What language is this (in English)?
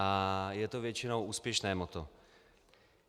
Czech